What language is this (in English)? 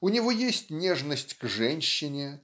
Russian